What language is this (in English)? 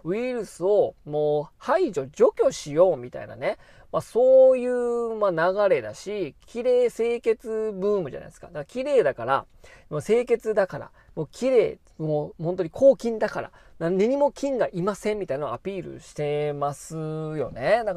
Japanese